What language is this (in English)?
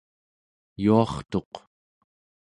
Central Yupik